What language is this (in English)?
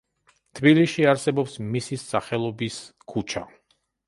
Georgian